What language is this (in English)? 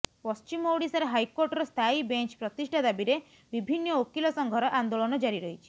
Odia